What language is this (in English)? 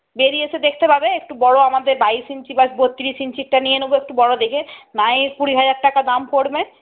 Bangla